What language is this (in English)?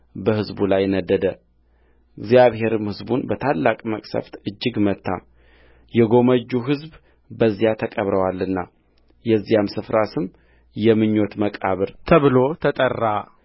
Amharic